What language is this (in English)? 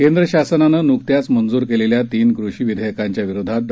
Marathi